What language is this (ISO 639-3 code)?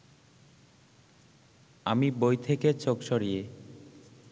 ben